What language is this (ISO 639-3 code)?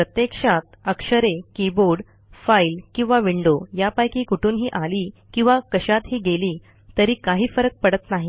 mar